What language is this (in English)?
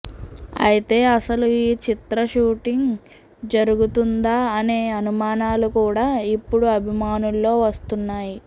Telugu